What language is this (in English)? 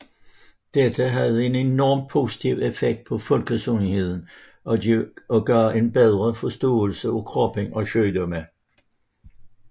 Danish